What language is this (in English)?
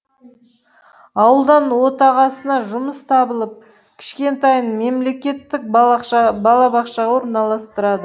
Kazakh